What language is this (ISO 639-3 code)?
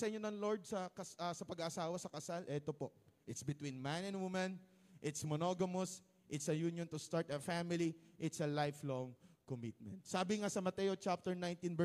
fil